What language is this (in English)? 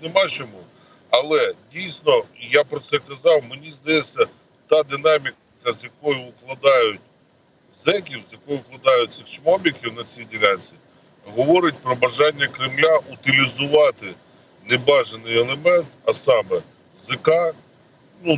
Ukrainian